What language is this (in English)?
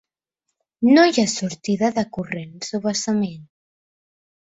Catalan